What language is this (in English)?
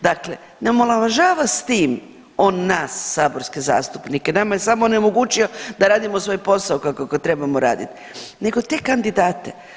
Croatian